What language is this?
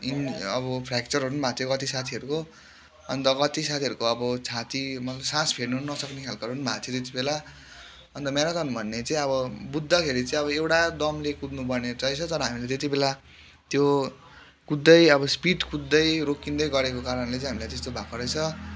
Nepali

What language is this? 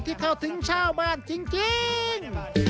Thai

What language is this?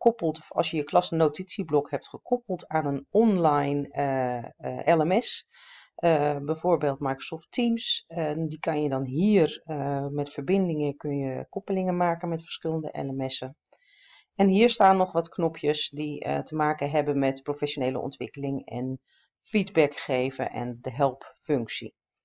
Dutch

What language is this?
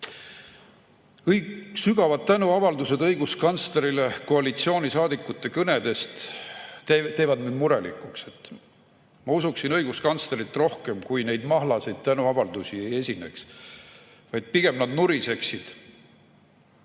Estonian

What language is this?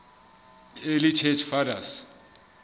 Southern Sotho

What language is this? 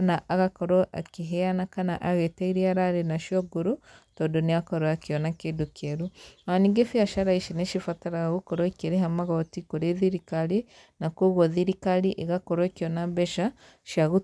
Kikuyu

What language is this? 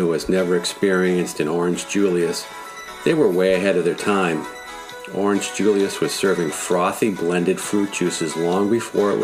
English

